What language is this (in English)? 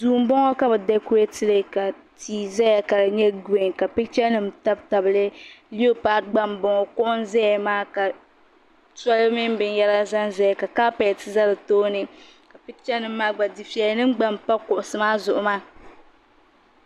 Dagbani